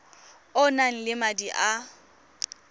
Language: Tswana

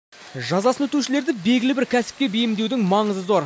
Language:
Kazakh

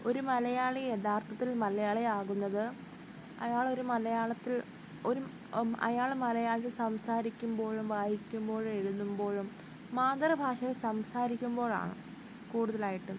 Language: Malayalam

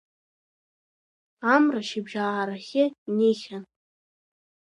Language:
Abkhazian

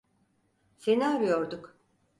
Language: Turkish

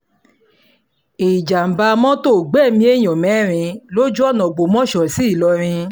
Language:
Yoruba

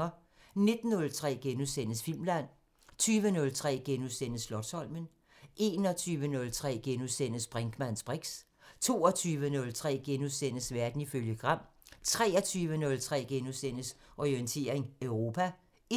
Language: Danish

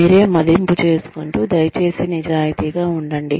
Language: Telugu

